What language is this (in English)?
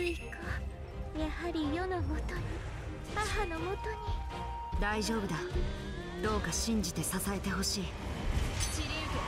Japanese